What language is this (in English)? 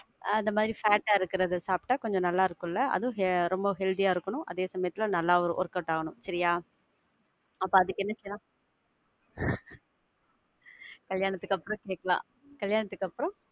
Tamil